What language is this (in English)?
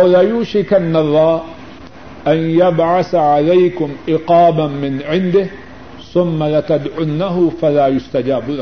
Urdu